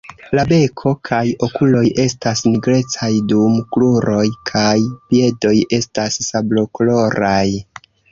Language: Esperanto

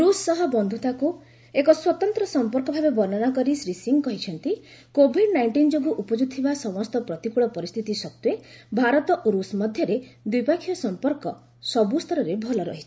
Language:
Odia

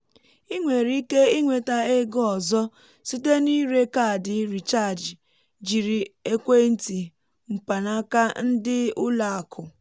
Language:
Igbo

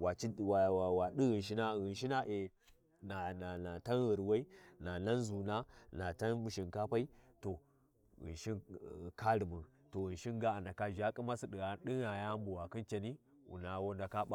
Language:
Warji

